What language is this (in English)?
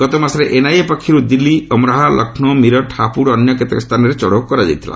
Odia